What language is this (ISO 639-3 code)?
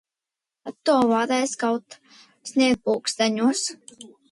lav